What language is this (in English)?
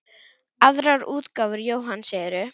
Icelandic